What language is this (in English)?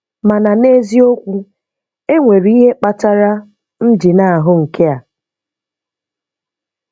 Igbo